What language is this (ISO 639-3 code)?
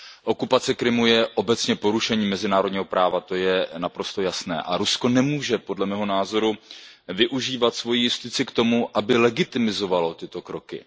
ces